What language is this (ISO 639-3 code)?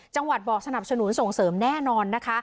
tha